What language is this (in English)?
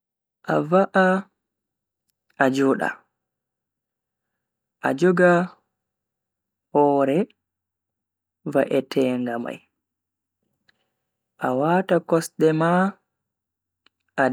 Bagirmi Fulfulde